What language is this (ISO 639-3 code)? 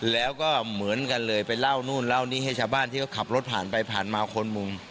tha